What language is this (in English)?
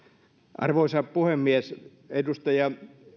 Finnish